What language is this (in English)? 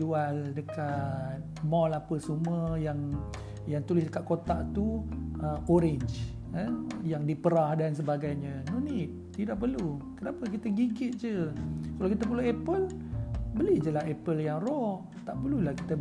Malay